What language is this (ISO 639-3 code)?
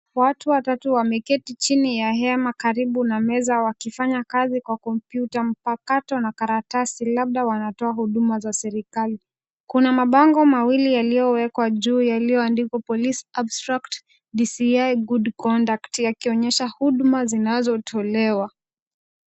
swa